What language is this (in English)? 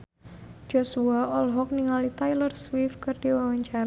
Sundanese